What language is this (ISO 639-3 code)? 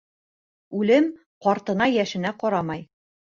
bak